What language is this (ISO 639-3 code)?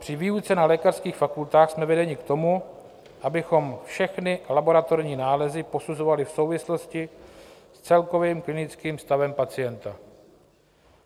ces